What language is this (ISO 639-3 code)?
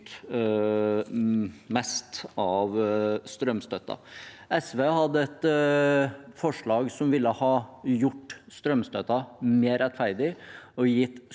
nor